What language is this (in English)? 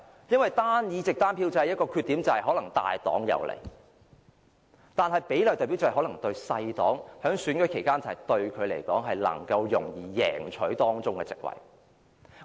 Cantonese